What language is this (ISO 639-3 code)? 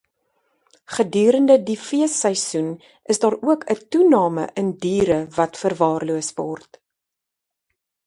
afr